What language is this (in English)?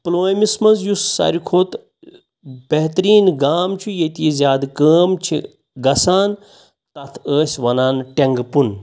Kashmiri